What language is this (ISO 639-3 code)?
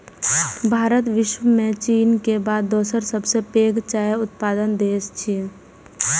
mai